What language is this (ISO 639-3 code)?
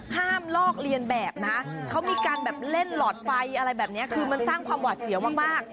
tha